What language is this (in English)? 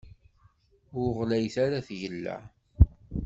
Kabyle